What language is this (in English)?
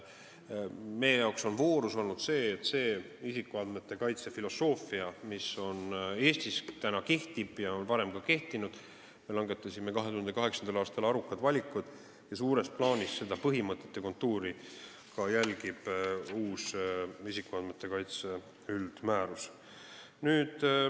Estonian